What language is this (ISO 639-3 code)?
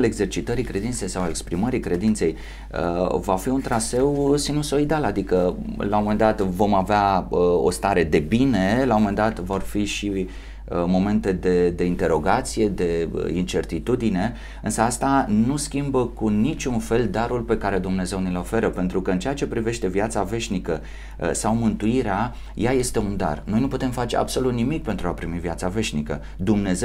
ron